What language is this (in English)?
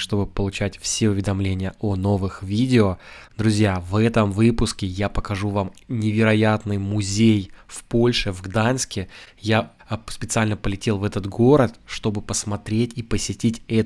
Russian